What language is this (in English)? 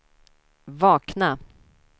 Swedish